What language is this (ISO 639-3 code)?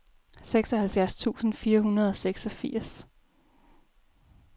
dan